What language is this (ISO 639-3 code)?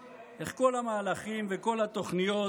heb